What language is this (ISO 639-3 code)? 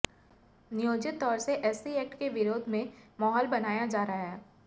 hin